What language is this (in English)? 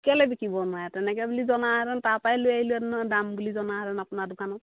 Assamese